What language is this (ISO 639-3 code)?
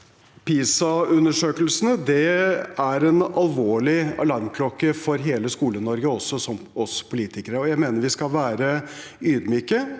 nor